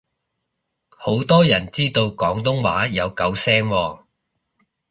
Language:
Cantonese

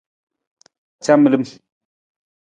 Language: Nawdm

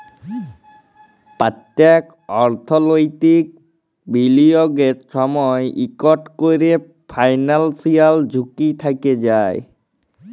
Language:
Bangla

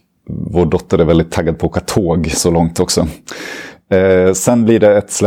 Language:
Swedish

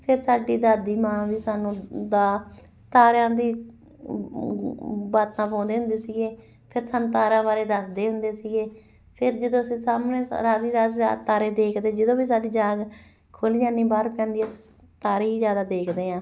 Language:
Punjabi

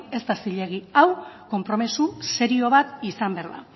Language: Basque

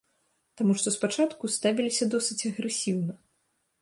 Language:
Belarusian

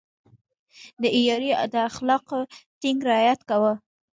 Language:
Pashto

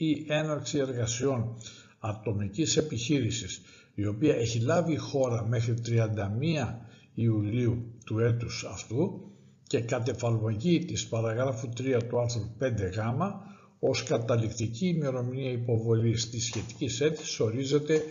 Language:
Greek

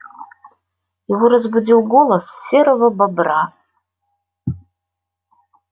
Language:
Russian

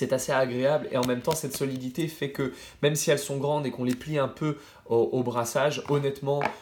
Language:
French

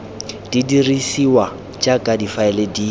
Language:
Tswana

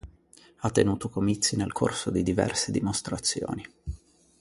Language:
Italian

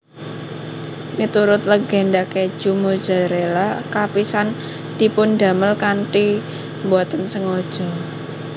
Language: Javanese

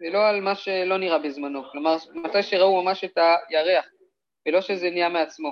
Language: Hebrew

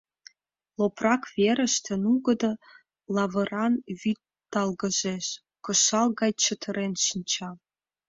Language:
Mari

